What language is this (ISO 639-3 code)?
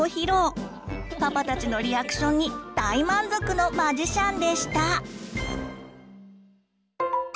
jpn